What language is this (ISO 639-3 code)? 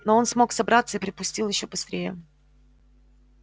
rus